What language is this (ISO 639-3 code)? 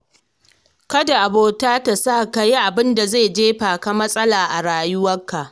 hau